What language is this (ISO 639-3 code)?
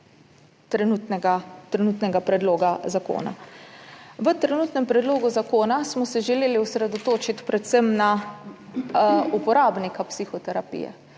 slv